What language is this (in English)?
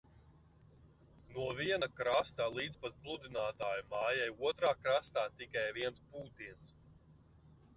Latvian